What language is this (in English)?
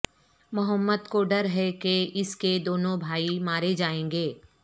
Urdu